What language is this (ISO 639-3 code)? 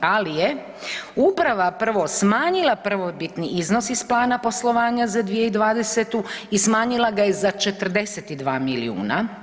hrv